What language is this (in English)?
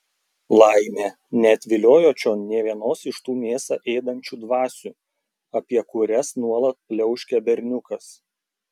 Lithuanian